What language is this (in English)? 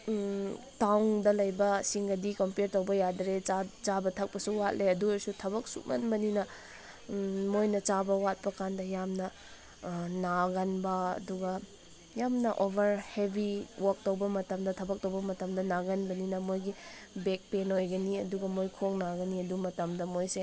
Manipuri